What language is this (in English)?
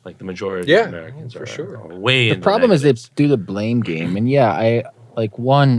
English